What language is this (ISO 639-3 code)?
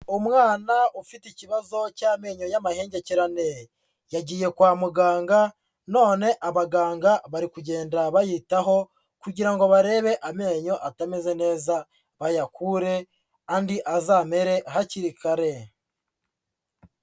kin